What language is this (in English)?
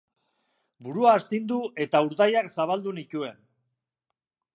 Basque